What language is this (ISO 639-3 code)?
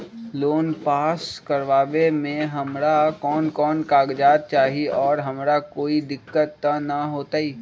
mag